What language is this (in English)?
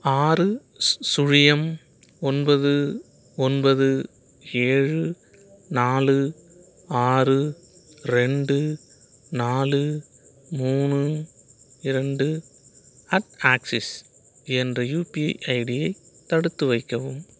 Tamil